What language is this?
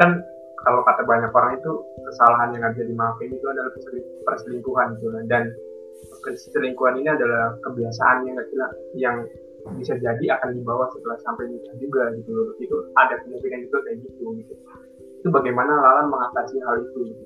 Indonesian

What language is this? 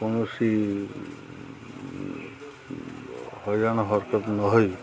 Odia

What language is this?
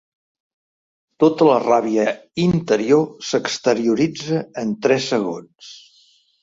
Catalan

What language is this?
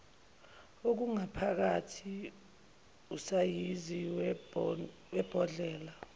Zulu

